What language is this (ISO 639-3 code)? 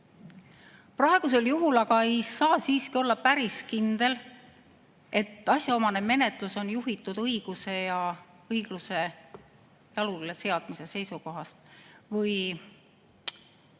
est